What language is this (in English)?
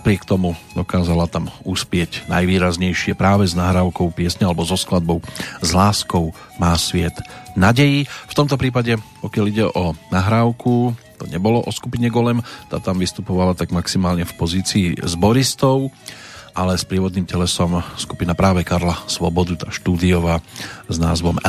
Slovak